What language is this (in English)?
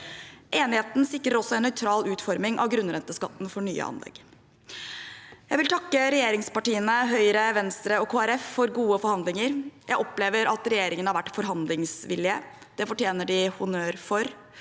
Norwegian